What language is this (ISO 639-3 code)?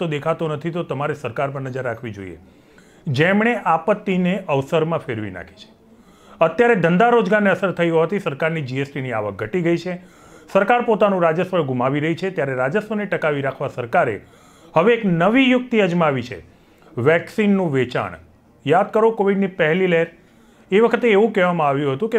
hin